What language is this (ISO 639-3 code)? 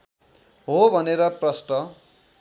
nep